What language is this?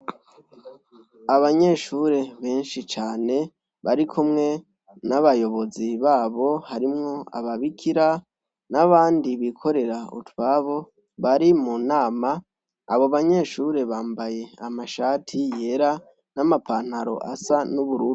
Rundi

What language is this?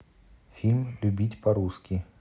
Russian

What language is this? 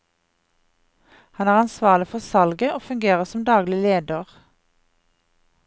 Norwegian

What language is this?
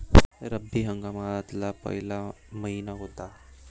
Marathi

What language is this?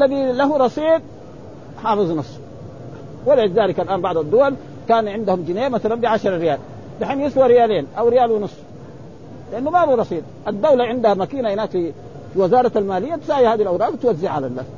Arabic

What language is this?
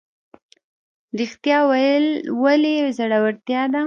Pashto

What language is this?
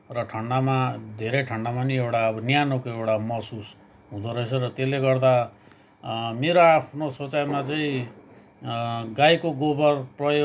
Nepali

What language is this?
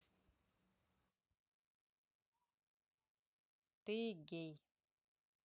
Russian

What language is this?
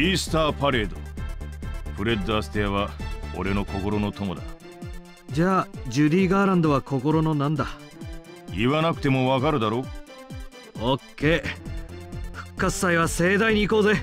Japanese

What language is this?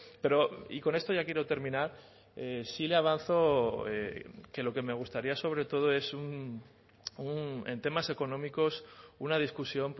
Spanish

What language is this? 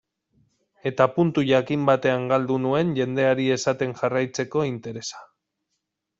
Basque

